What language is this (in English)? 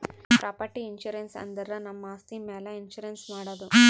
Kannada